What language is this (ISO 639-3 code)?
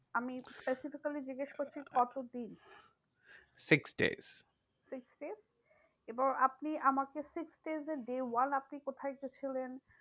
ben